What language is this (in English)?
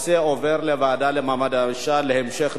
Hebrew